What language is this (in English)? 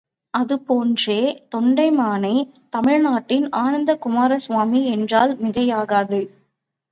Tamil